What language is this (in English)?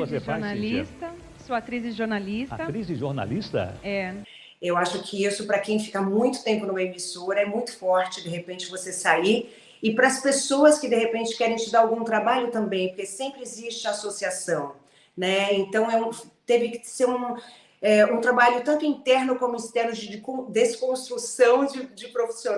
Portuguese